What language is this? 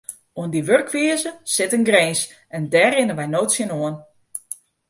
Western Frisian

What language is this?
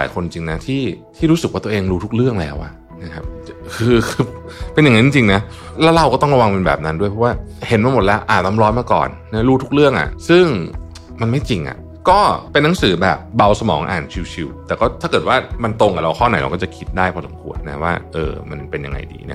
Thai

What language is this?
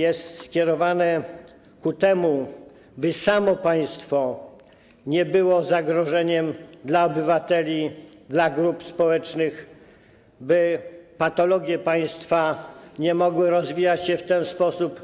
Polish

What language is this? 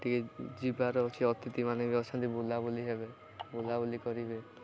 Odia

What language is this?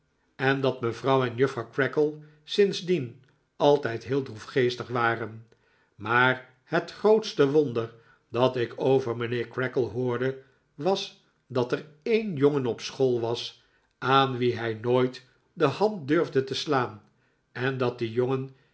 Dutch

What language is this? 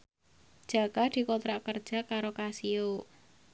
Javanese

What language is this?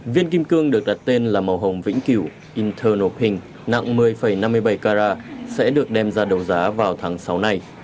Vietnamese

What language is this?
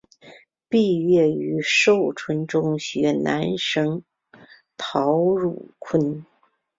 Chinese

